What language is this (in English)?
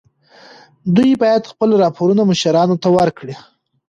Pashto